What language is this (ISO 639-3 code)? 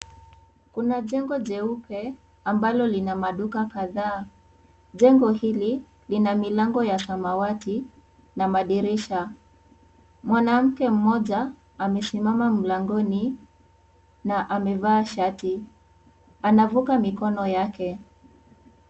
swa